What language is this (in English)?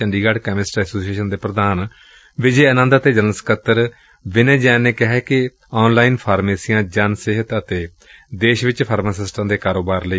Punjabi